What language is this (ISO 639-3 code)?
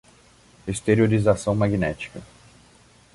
por